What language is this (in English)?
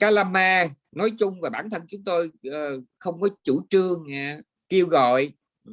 Vietnamese